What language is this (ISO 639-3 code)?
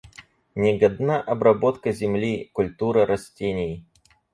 rus